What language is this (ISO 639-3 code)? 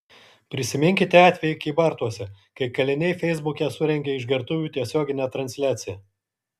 lit